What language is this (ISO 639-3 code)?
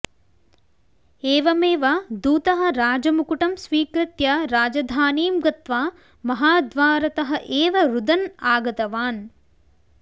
san